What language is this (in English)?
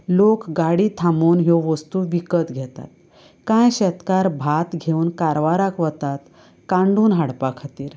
Konkani